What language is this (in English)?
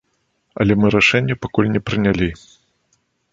Belarusian